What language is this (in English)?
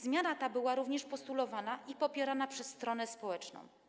Polish